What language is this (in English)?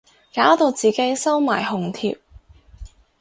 Cantonese